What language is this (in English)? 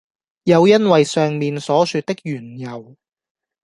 Cantonese